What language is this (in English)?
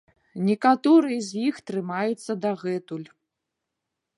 Belarusian